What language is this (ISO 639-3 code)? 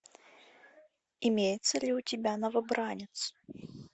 rus